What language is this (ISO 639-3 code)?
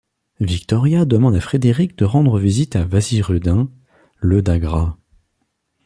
fra